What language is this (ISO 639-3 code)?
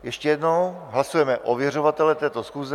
ces